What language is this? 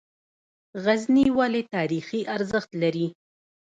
Pashto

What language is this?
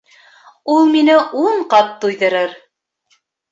Bashkir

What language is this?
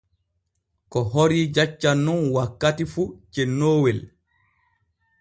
Borgu Fulfulde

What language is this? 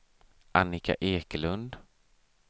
Swedish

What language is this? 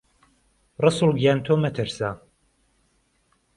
Central Kurdish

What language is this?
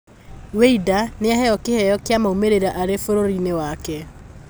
Kikuyu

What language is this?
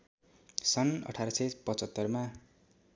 Nepali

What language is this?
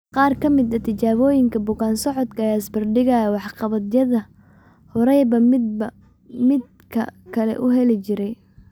Somali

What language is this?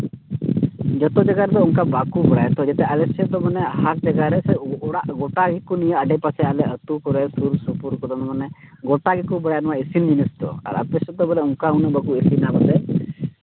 Santali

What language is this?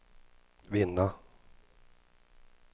Swedish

